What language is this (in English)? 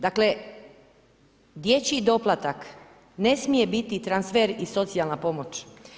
Croatian